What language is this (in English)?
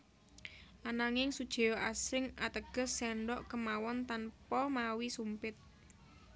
Javanese